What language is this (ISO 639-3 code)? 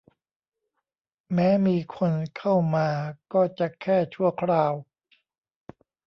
tha